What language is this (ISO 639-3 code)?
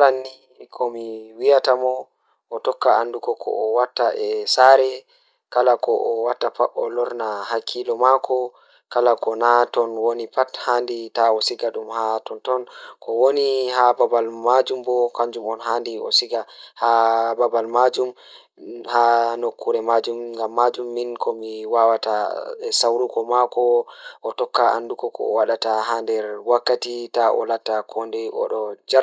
ful